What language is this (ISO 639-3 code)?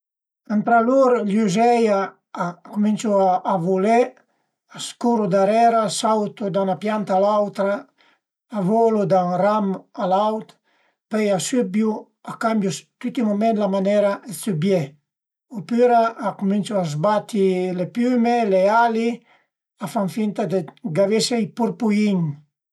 pms